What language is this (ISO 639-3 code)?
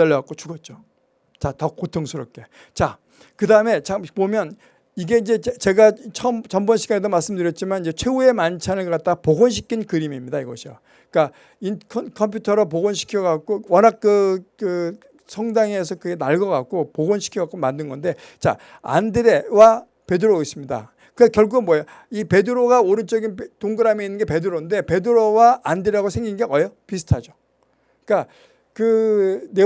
kor